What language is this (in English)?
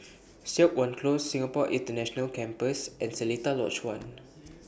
English